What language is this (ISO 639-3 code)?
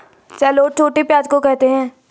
hin